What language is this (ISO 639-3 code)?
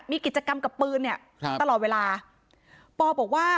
tha